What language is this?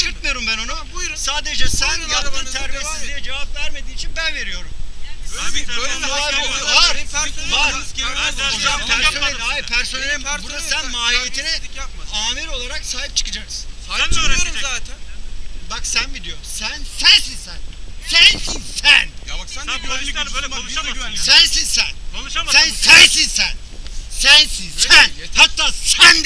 Turkish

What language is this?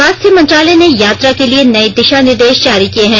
Hindi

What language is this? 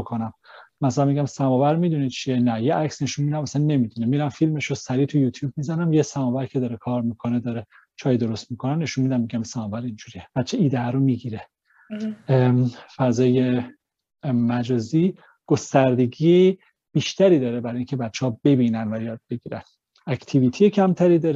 Persian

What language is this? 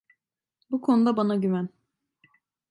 Turkish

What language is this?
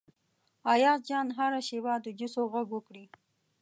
Pashto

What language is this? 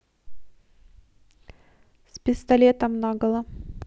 Russian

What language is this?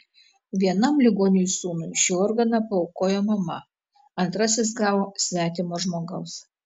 Lithuanian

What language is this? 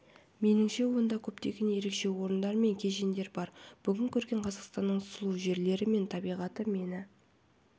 Kazakh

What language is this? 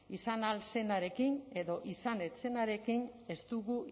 Basque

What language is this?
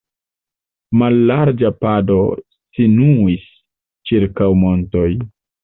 Esperanto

